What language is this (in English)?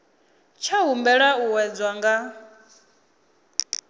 Venda